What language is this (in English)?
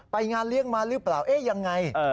Thai